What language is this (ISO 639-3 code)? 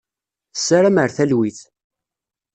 kab